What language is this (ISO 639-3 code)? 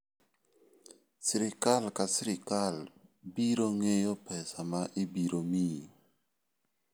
luo